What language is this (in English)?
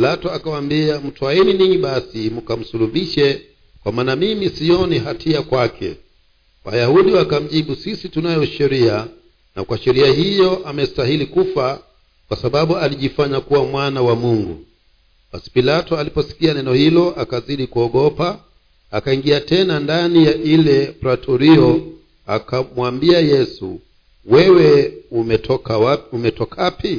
Swahili